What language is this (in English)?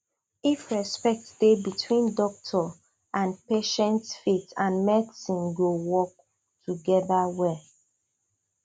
Nigerian Pidgin